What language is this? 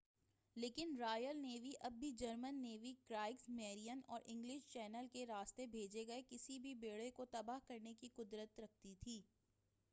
Urdu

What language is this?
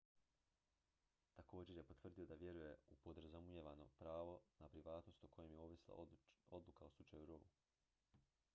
Croatian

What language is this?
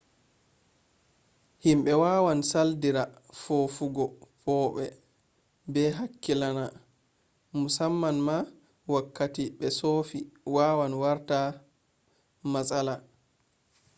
Fula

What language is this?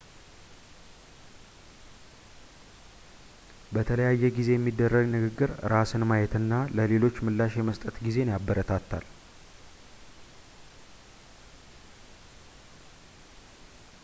Amharic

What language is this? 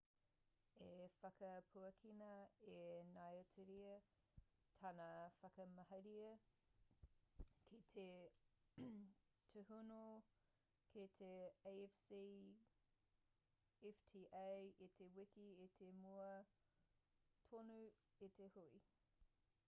Māori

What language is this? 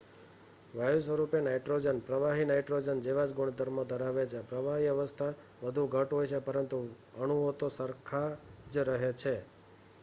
Gujarati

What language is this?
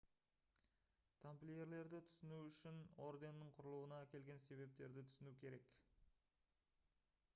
Kazakh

